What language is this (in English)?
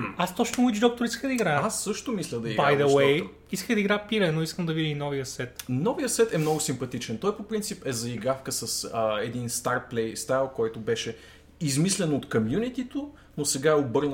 Bulgarian